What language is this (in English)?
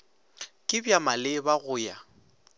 Northern Sotho